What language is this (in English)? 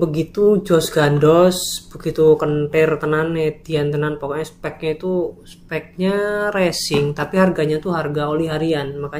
Indonesian